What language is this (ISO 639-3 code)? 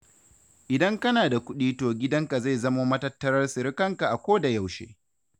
hau